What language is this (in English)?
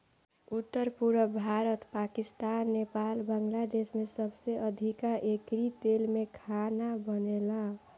Bhojpuri